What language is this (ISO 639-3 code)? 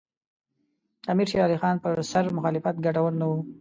pus